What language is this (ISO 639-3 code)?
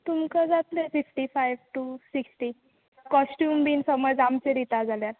kok